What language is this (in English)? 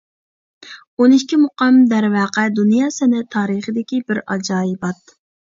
Uyghur